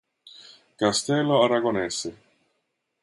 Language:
Italian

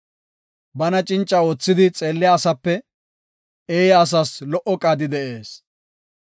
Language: Gofa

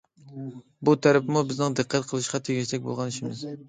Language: Uyghur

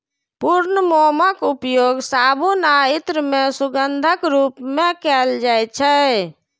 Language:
Maithili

